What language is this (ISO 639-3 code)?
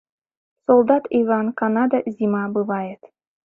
chm